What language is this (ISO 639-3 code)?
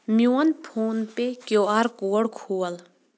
kas